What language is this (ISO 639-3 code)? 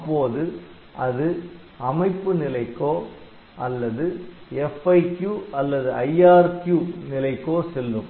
tam